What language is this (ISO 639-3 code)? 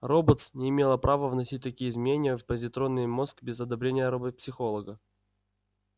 rus